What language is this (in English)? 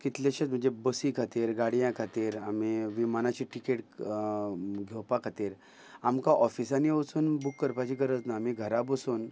Konkani